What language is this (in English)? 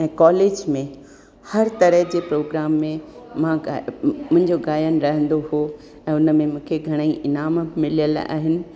Sindhi